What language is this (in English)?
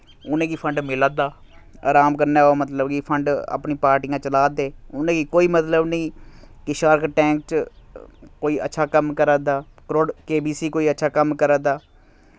Dogri